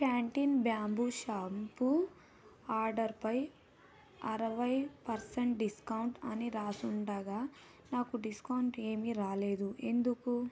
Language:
Telugu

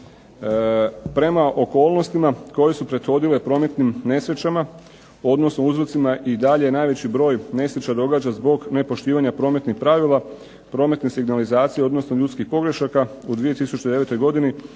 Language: Croatian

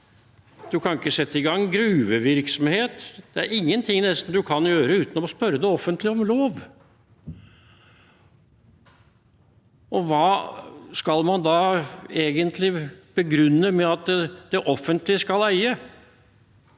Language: Norwegian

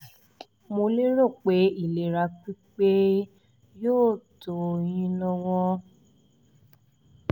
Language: Yoruba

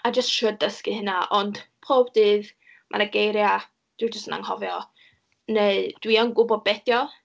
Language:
Welsh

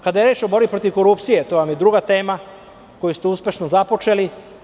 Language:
Serbian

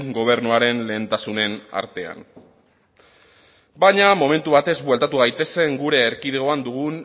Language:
Basque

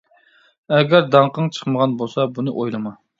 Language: Uyghur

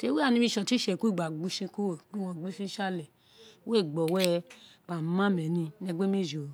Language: Isekiri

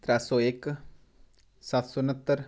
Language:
Dogri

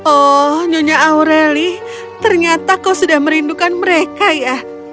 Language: Indonesian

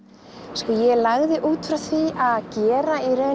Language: Icelandic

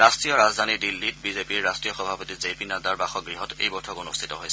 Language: Assamese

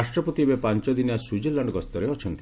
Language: Odia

